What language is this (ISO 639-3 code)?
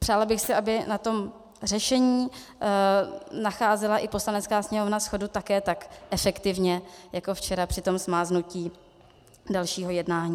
ces